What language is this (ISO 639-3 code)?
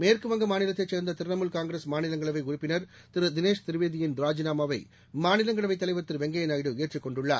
tam